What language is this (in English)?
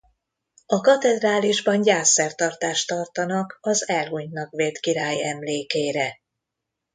Hungarian